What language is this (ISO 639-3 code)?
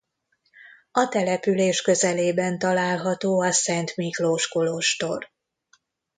hun